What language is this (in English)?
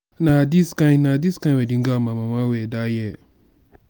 Nigerian Pidgin